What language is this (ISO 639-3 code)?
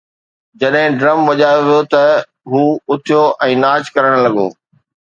snd